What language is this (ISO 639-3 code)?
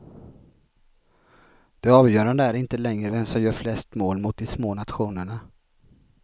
swe